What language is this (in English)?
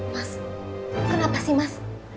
Indonesian